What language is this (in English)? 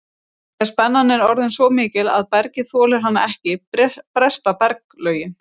Icelandic